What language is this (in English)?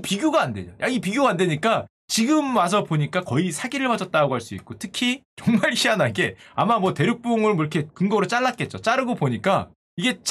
Korean